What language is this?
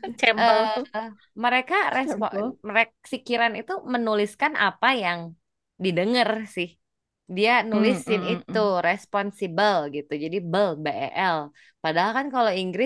Indonesian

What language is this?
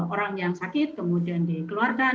Indonesian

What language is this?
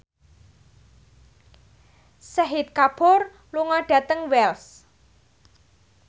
Javanese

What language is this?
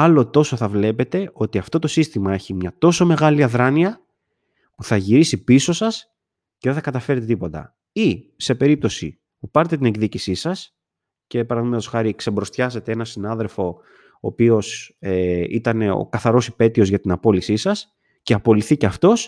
Greek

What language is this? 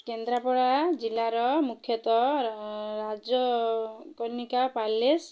Odia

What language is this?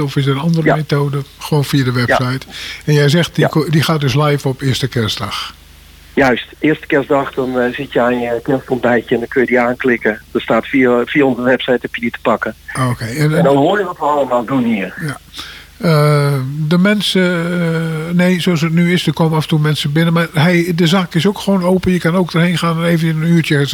Dutch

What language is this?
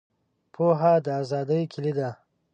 Pashto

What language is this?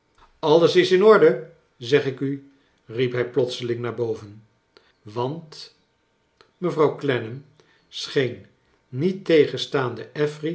Dutch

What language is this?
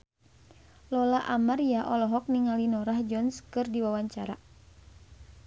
Sundanese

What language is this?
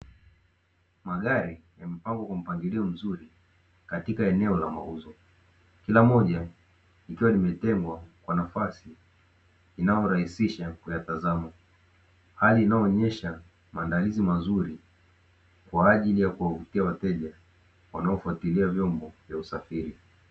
Swahili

